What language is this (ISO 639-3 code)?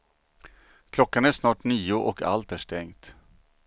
swe